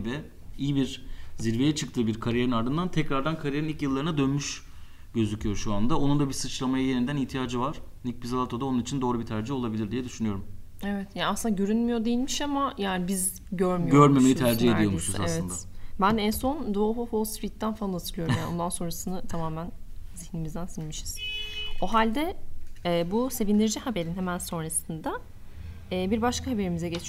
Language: Turkish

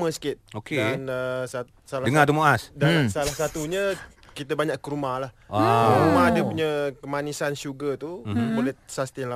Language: Malay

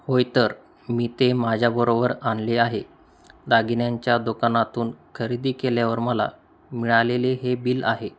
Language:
Marathi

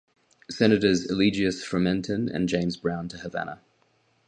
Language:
English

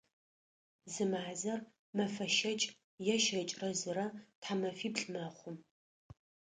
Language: Adyghe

